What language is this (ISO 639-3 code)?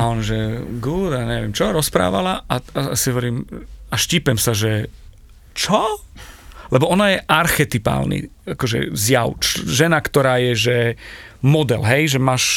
slk